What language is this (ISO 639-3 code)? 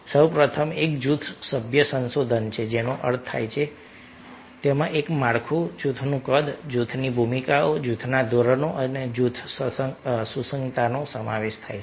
guj